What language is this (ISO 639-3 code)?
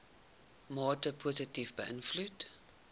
afr